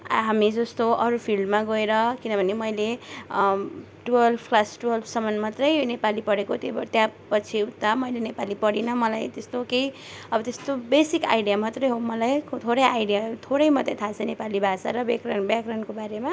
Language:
Nepali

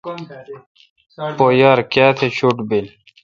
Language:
Kalkoti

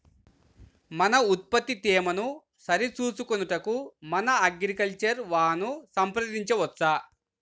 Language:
Telugu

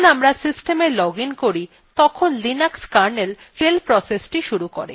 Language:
Bangla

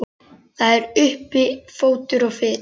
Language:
Icelandic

